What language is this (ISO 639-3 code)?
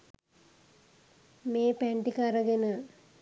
sin